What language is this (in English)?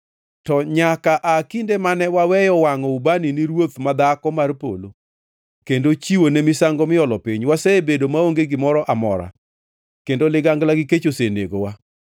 Luo (Kenya and Tanzania)